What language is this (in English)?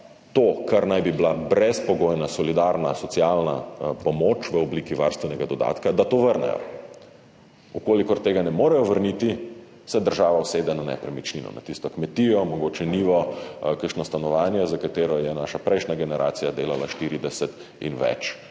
Slovenian